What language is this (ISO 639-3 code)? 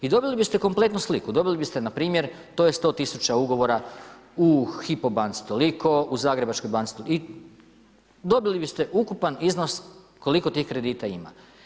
hrv